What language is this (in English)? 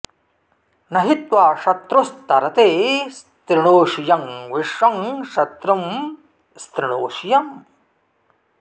Sanskrit